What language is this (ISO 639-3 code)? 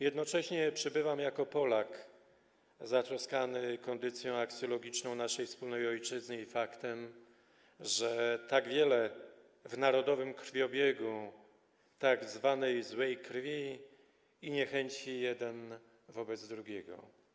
pol